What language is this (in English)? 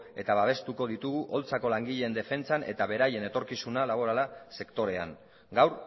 Basque